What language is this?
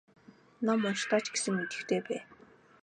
Mongolian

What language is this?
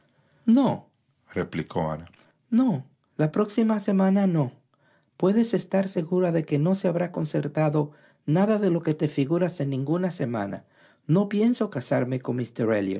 Spanish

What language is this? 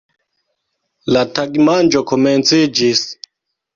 Esperanto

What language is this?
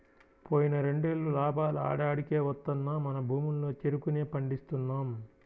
Telugu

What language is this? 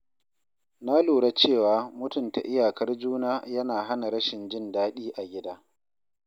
Hausa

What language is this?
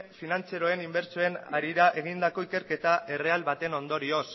Basque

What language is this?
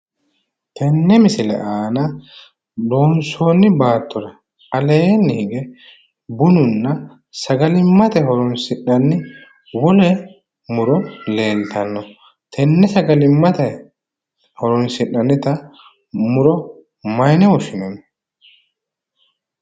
Sidamo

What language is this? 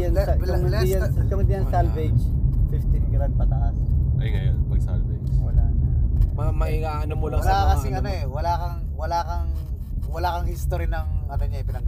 Filipino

